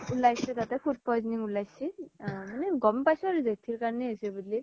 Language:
Assamese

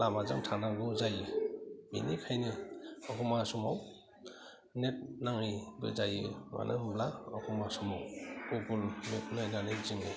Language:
Bodo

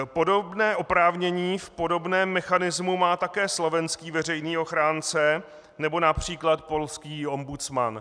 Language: Czech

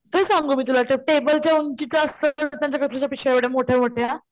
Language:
Marathi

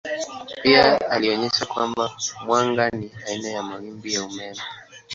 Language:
Swahili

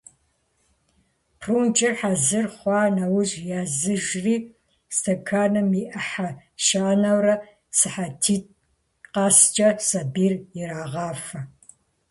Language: Kabardian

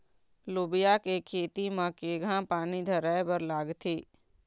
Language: Chhattisgarhi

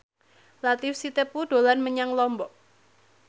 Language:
Javanese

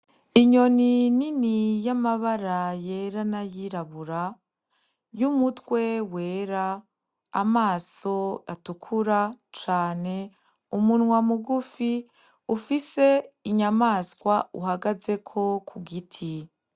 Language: Rundi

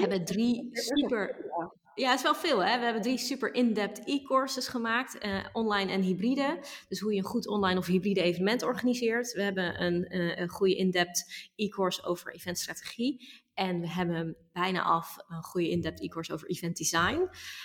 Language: Dutch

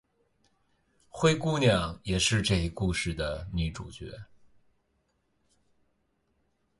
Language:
Chinese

